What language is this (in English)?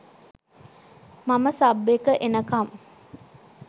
Sinhala